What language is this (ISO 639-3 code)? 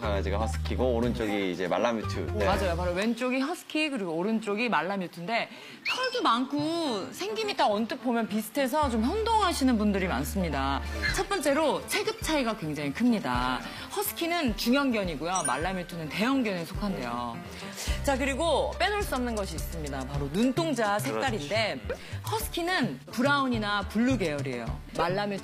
kor